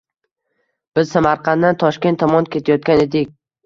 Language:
Uzbek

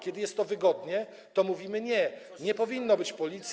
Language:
Polish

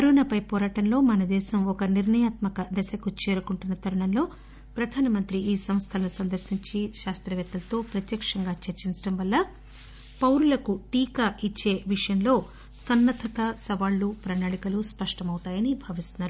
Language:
Telugu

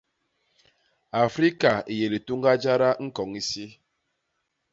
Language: Basaa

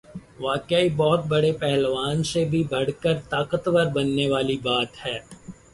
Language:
Urdu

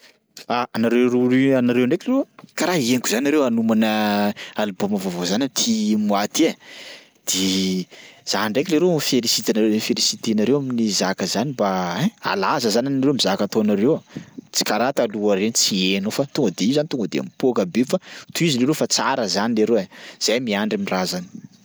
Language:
Sakalava Malagasy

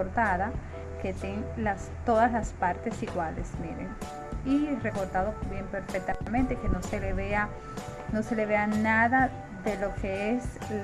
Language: Spanish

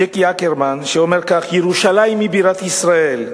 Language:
Hebrew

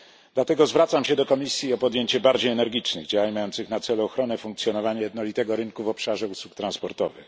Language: Polish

